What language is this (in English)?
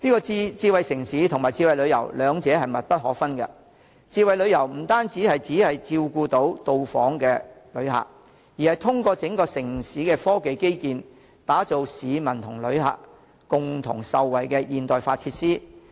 Cantonese